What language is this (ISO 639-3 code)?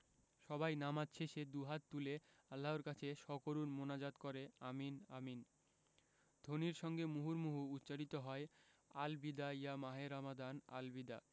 ben